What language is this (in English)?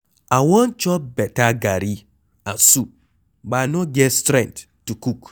Nigerian Pidgin